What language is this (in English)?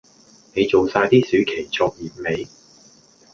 Cantonese